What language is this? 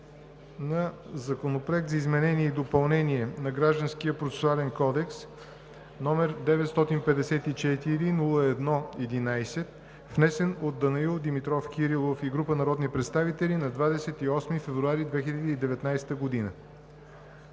Bulgarian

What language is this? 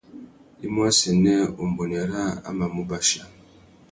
Tuki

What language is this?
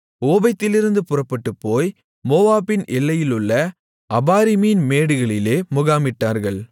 Tamil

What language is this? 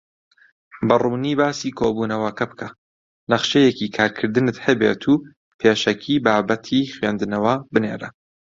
Central Kurdish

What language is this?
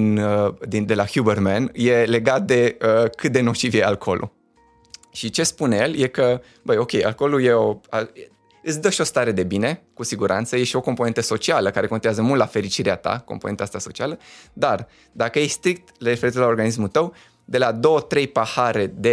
Romanian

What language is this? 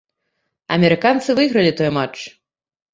Belarusian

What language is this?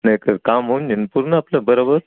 Marathi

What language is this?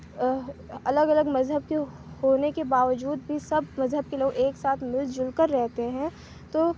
Urdu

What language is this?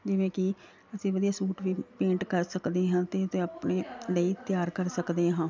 Punjabi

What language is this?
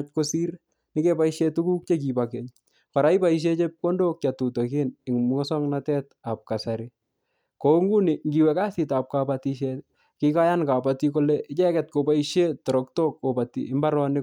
Kalenjin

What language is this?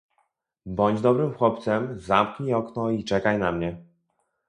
Polish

